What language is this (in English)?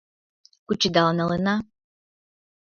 Mari